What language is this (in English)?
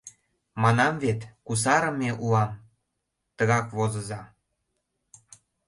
Mari